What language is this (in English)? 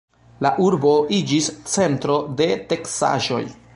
Esperanto